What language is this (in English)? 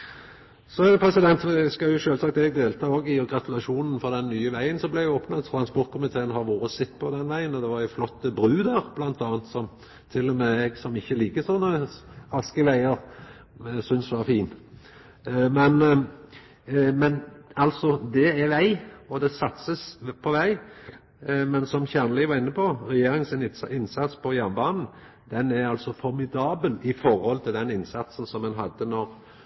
Norwegian Nynorsk